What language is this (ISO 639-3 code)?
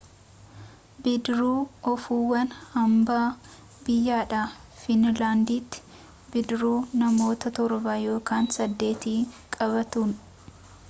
orm